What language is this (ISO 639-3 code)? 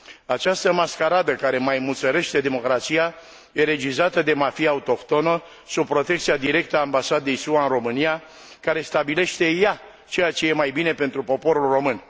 ron